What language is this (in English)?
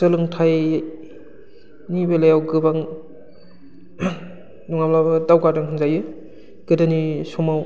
Bodo